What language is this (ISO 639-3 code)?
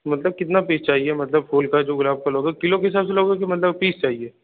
hin